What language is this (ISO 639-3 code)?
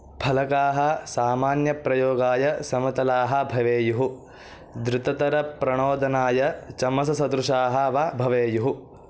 san